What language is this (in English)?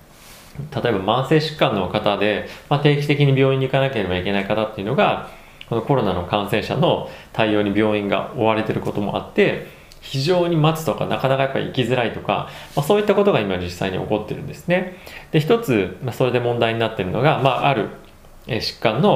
Japanese